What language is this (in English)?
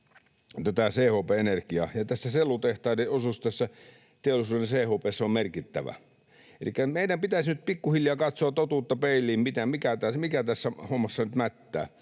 Finnish